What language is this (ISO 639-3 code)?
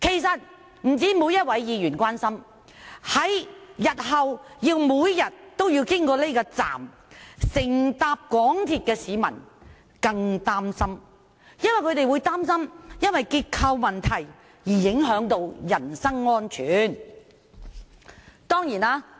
yue